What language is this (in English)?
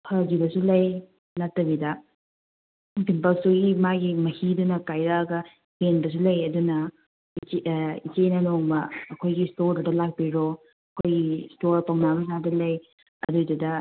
Manipuri